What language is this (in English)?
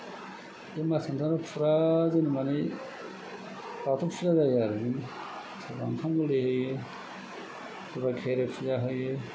Bodo